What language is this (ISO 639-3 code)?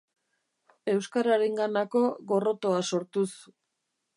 eus